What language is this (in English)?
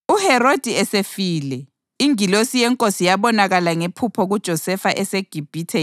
North Ndebele